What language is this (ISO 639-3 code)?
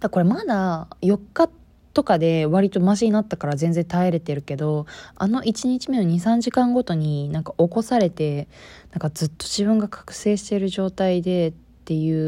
jpn